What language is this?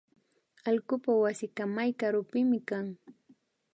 Imbabura Highland Quichua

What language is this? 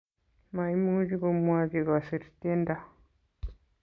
Kalenjin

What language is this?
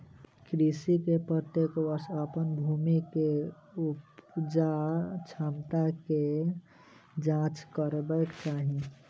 Maithili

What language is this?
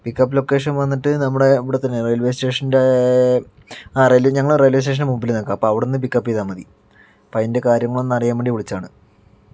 Malayalam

